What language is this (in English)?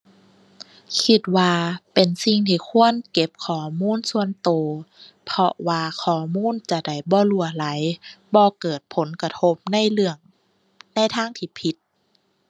Thai